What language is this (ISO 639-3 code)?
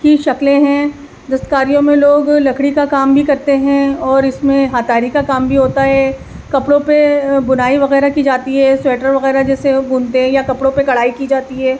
urd